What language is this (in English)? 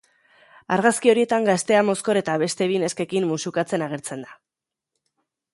Basque